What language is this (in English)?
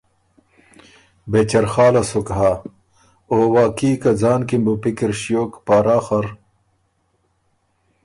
Ormuri